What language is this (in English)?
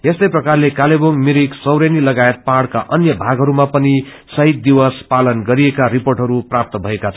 Nepali